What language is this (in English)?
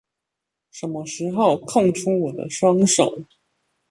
Chinese